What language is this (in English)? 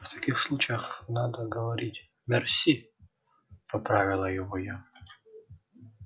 Russian